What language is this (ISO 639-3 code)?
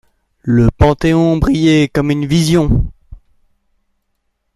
fra